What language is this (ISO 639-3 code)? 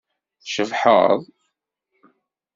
kab